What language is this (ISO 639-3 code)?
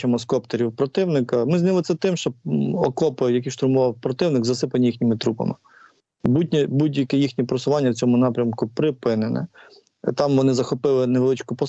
ukr